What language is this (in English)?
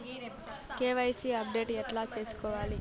Telugu